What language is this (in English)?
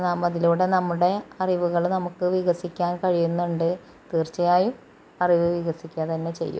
Malayalam